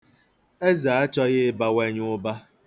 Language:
Igbo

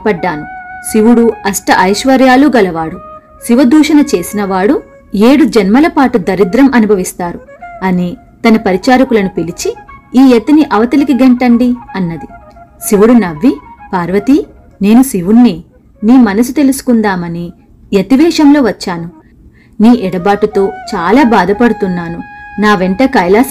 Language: Telugu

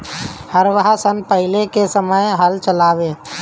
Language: Bhojpuri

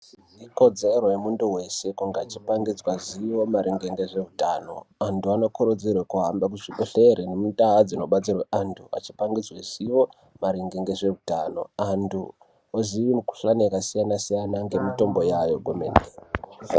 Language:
Ndau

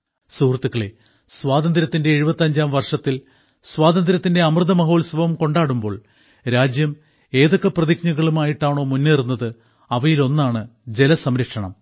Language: Malayalam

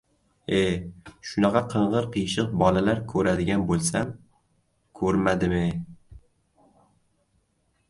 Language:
Uzbek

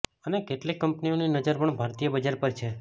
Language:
Gujarati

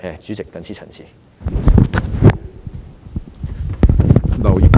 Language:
Cantonese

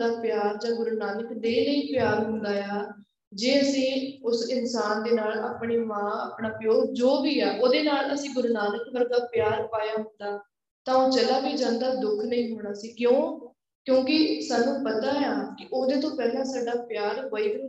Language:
Punjabi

